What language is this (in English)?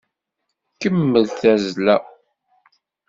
Kabyle